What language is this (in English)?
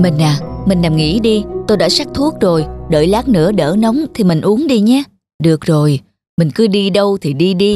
Vietnamese